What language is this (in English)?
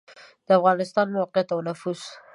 Pashto